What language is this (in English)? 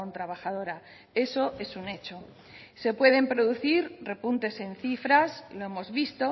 Spanish